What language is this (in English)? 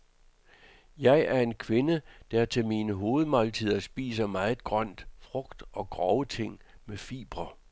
Danish